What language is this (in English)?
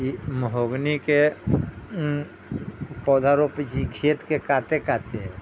Maithili